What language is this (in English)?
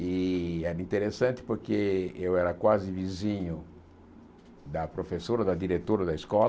Portuguese